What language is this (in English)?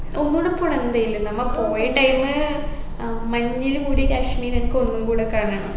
Malayalam